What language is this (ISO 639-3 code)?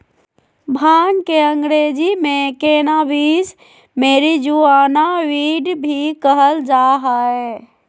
mag